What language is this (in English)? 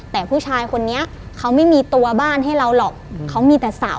Thai